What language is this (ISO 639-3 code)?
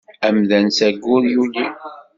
kab